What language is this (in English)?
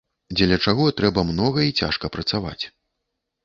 Belarusian